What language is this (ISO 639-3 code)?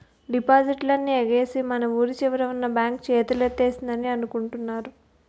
tel